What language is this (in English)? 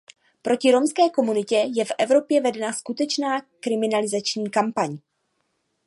Czech